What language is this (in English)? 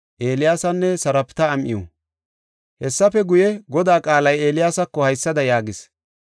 Gofa